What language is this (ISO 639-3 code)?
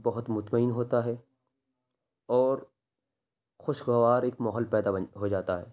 urd